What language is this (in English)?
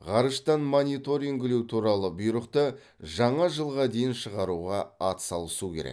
Kazakh